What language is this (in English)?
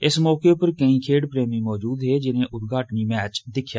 Dogri